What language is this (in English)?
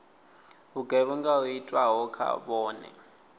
Venda